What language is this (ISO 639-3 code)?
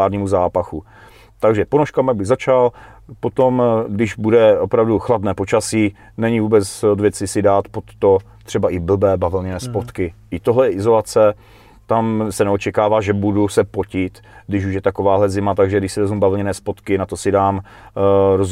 ces